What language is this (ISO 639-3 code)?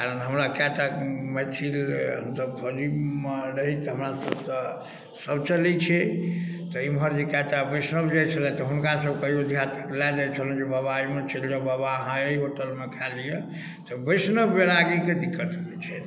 mai